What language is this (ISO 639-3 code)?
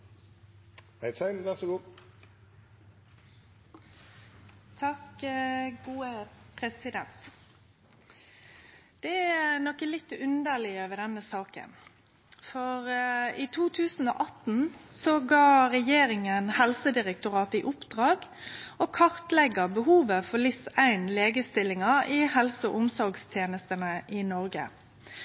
nor